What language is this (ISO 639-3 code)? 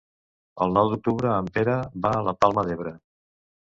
cat